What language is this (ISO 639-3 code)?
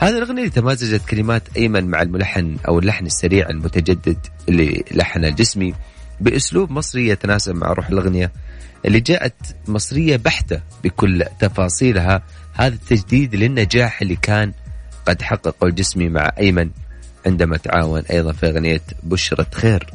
ara